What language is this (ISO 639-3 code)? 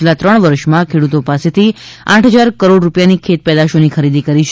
guj